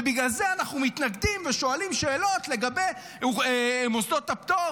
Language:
Hebrew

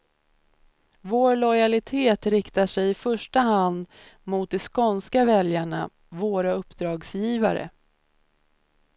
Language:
Swedish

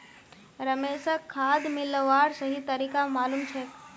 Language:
Magahi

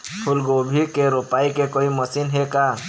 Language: Chhattisgarhi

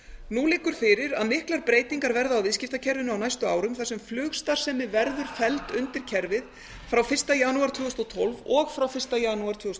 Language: Icelandic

